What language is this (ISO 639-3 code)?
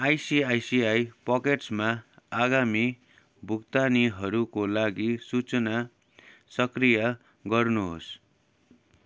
nep